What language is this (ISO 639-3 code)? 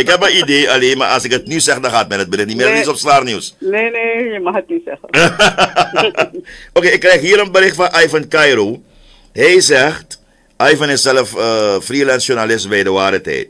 nld